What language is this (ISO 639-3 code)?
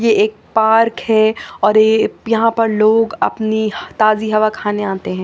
hin